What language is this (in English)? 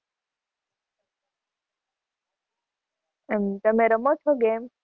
Gujarati